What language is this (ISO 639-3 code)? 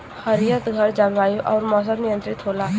bho